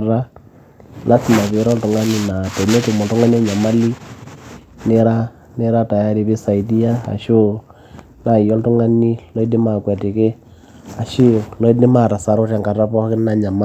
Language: Masai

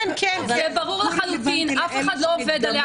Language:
Hebrew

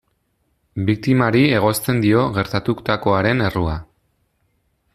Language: Basque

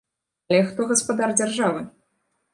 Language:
Belarusian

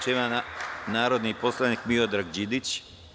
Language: Serbian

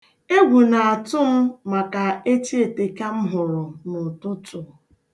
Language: Igbo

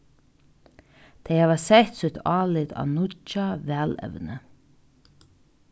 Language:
Faroese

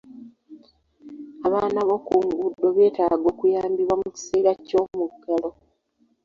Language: Ganda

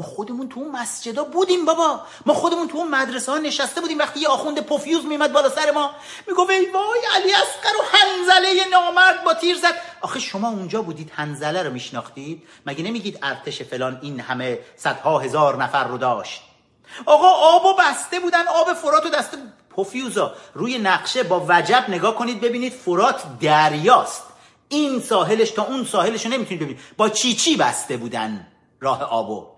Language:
Persian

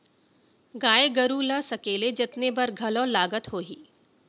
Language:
Chhattisgarhi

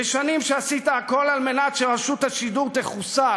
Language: Hebrew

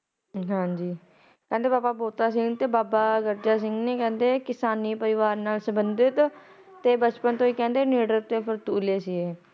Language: Punjabi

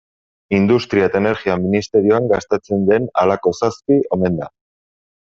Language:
Basque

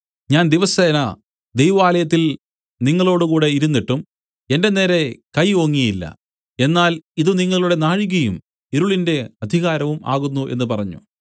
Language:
Malayalam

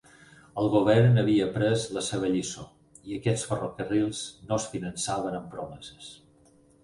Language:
Catalan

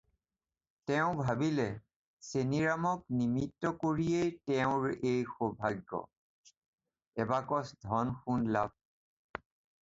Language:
Assamese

